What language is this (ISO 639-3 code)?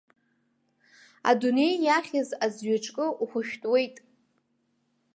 abk